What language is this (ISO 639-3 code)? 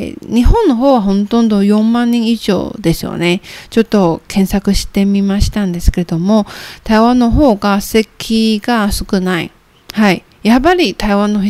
jpn